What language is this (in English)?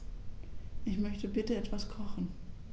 German